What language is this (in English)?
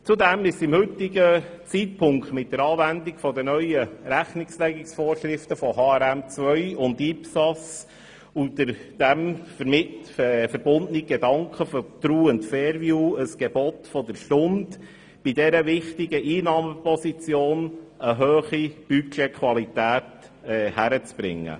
Swiss German